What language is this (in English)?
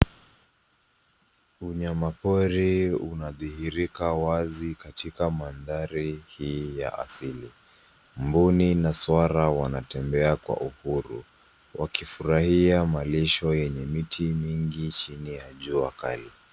Swahili